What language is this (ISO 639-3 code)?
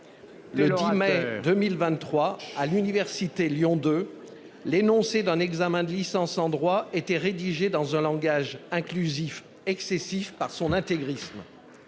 fra